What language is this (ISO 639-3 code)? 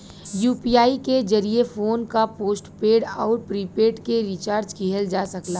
bho